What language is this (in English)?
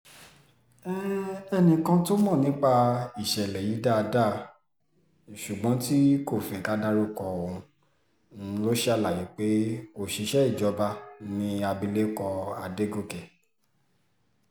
Yoruba